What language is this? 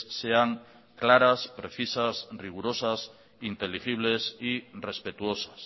Spanish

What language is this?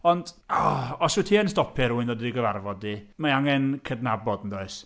Welsh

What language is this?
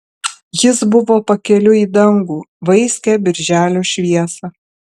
Lithuanian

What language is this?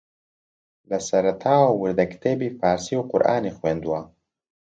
Central Kurdish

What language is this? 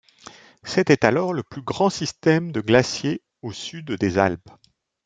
French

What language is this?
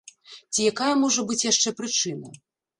Belarusian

